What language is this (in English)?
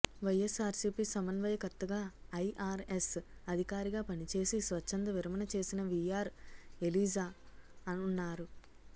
Telugu